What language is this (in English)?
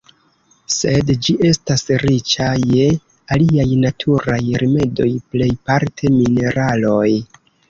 Esperanto